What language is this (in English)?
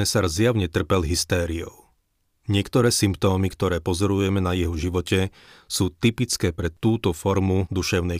Slovak